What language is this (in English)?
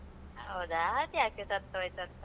Kannada